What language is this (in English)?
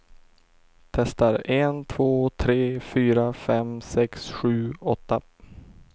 Swedish